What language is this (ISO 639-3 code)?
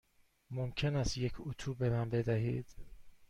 fas